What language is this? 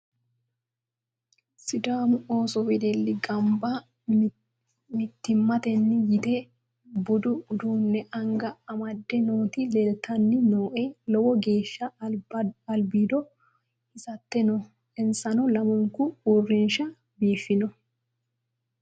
Sidamo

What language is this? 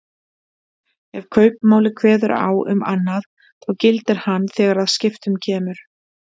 Icelandic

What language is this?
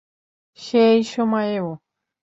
Bangla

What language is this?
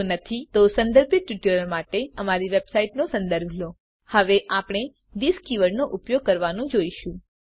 Gujarati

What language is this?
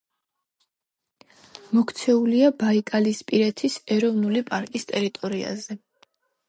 Georgian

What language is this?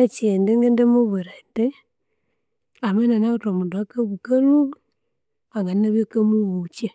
Konzo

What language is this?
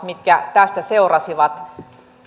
Finnish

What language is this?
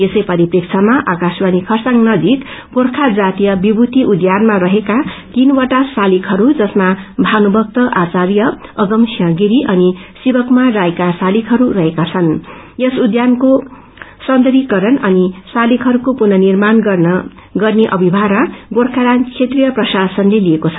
Nepali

